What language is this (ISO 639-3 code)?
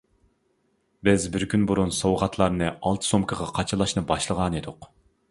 uig